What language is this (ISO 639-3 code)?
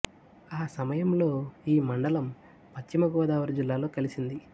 tel